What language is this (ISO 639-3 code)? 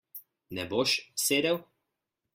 slv